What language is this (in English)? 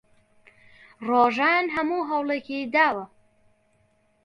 Central Kurdish